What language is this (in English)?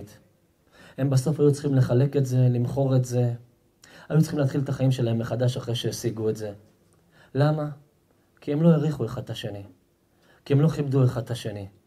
Hebrew